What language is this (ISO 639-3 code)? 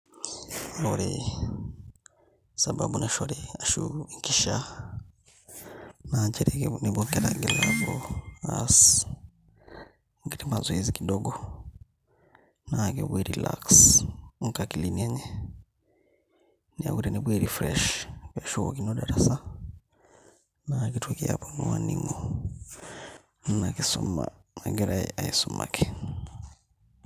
mas